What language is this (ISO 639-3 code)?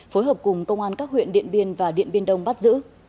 vie